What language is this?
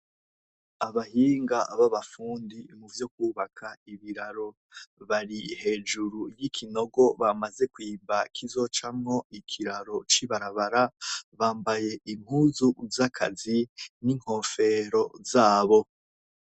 Rundi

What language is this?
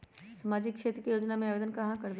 Magahi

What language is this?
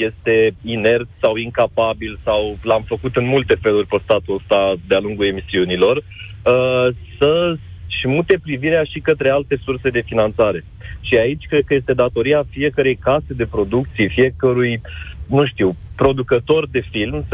Romanian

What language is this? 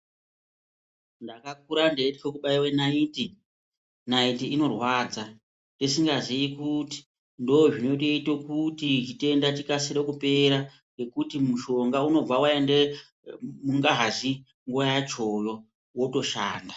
Ndau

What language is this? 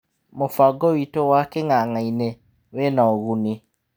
Kikuyu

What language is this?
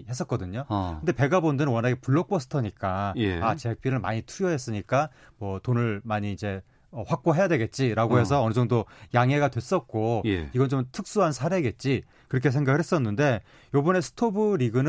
Korean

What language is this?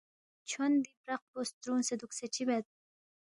Balti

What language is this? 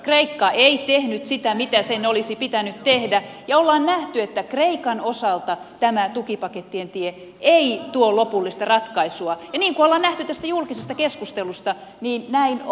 Finnish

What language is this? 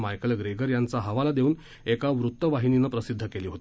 Marathi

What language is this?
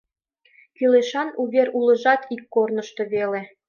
Mari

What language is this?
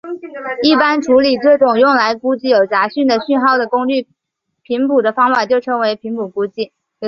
Chinese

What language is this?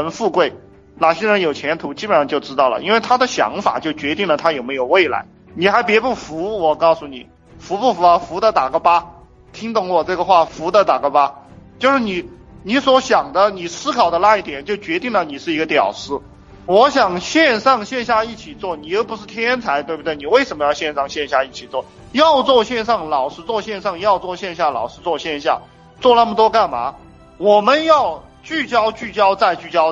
Chinese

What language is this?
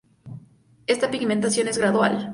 Spanish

